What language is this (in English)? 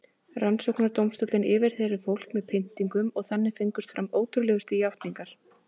Icelandic